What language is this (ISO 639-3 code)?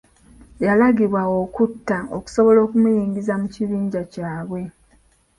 lug